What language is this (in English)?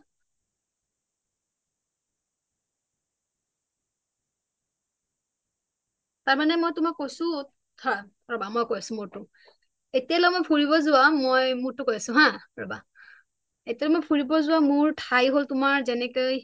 Assamese